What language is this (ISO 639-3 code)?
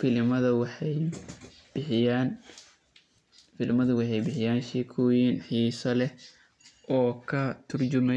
som